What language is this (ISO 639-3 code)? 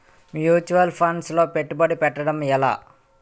tel